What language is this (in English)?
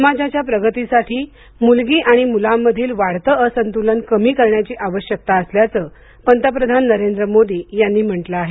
Marathi